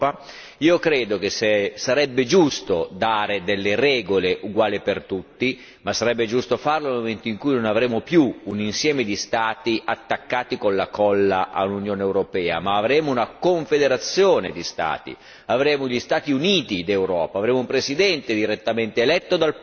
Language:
Italian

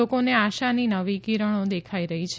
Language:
Gujarati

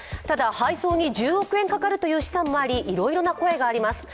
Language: Japanese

